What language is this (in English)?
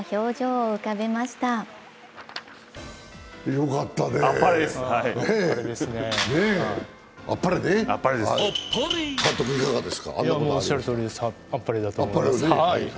Japanese